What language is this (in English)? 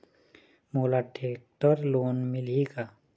Chhattisgarhi